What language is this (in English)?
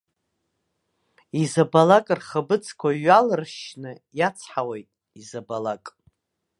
Abkhazian